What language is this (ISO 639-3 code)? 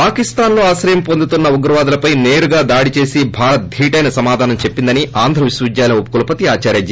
tel